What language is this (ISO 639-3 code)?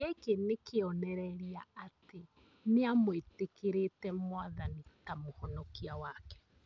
kik